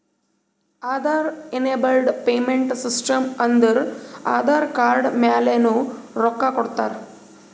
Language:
Kannada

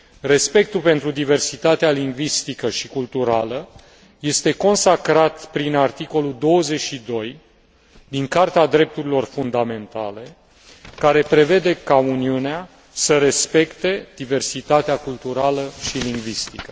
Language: Romanian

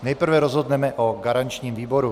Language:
Czech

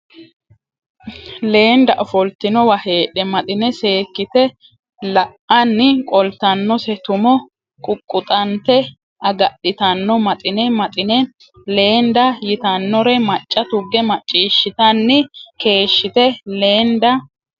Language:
Sidamo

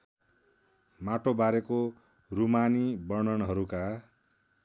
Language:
Nepali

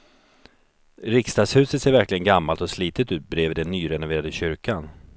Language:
Swedish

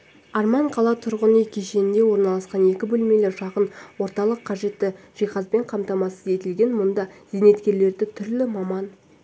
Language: Kazakh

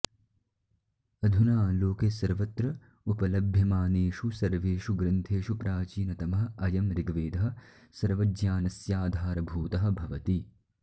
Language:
Sanskrit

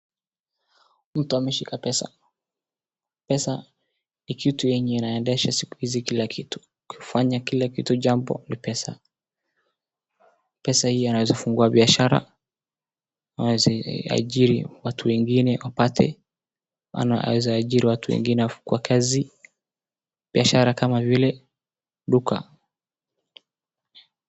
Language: Swahili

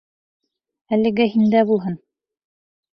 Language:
Bashkir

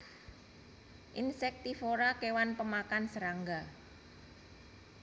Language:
Javanese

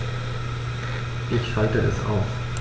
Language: German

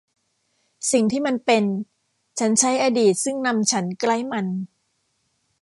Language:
Thai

